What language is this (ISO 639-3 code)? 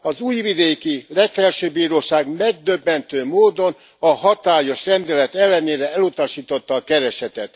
hun